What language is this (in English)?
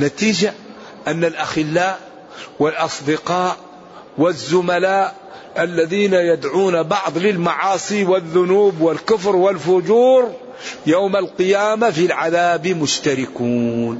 Arabic